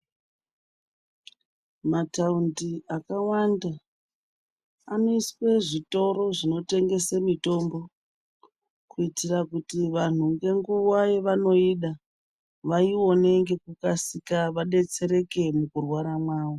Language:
Ndau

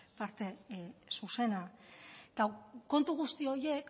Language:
Basque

